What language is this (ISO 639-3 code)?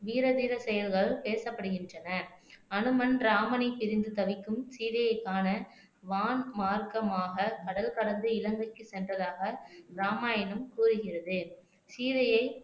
tam